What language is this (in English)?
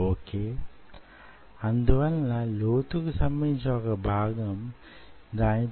Telugu